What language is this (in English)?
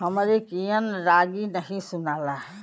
Bhojpuri